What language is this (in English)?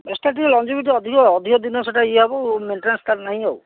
Odia